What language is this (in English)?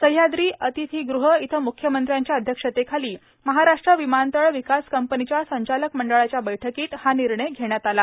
Marathi